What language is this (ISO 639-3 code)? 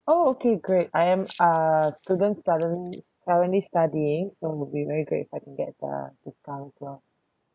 eng